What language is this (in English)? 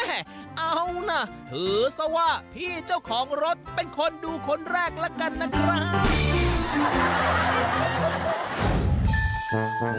Thai